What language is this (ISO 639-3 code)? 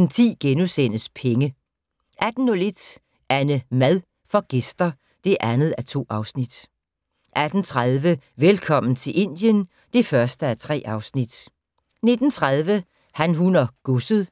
dan